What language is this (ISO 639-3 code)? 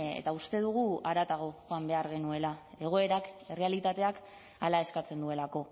eus